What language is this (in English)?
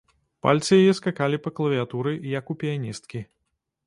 Belarusian